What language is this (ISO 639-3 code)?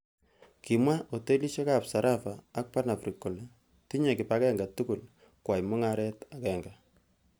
kln